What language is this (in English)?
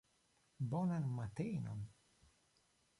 Esperanto